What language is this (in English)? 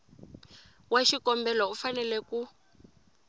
Tsonga